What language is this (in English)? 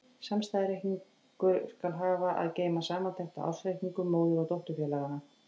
Icelandic